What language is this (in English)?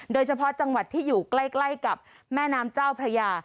Thai